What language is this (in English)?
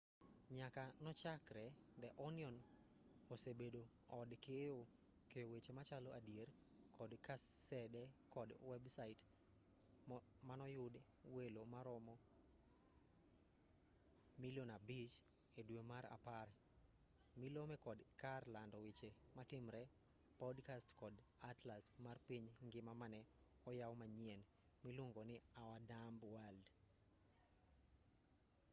Luo (Kenya and Tanzania)